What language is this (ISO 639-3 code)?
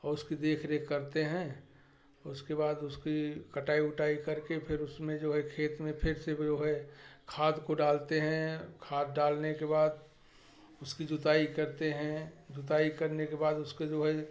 hin